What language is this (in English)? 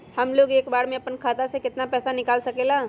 Magahi